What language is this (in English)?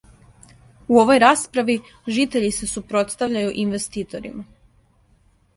Serbian